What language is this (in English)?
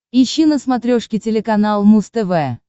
Russian